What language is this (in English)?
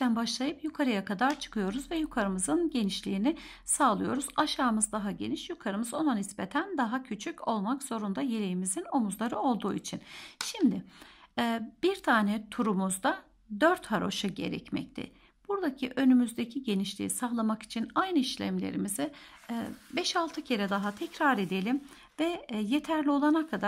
Turkish